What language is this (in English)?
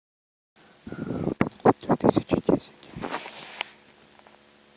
Russian